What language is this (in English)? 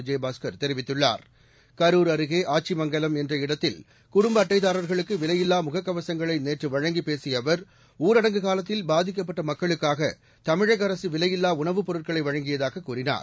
Tamil